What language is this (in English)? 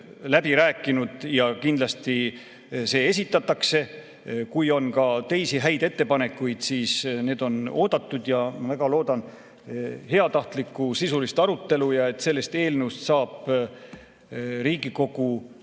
Estonian